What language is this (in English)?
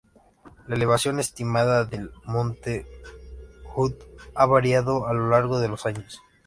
Spanish